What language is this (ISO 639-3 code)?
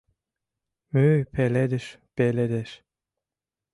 chm